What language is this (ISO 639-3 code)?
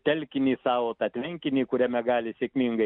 lit